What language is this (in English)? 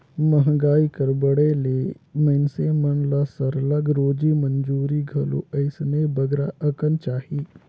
Chhattisgarhi